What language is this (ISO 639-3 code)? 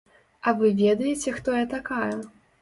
bel